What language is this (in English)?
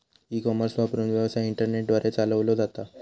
Marathi